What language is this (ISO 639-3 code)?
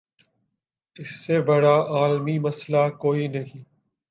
urd